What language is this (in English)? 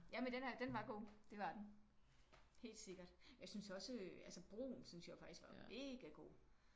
Danish